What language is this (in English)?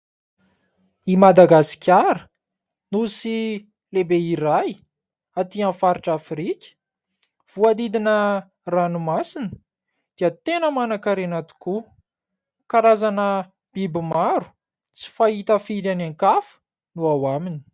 Malagasy